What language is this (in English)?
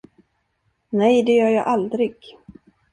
Swedish